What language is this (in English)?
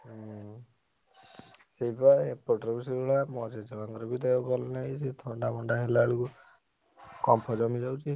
Odia